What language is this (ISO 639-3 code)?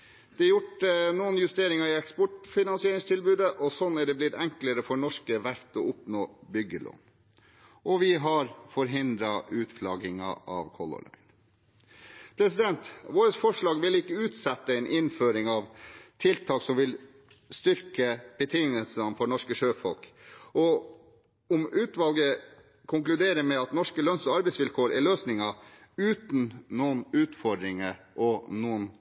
nob